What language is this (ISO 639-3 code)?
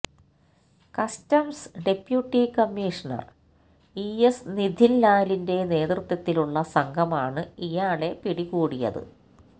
mal